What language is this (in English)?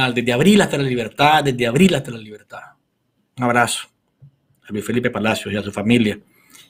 Spanish